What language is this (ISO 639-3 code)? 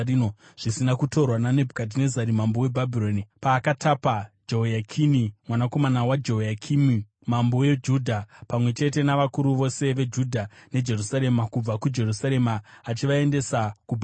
sna